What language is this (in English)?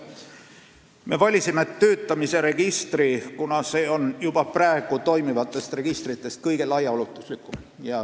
Estonian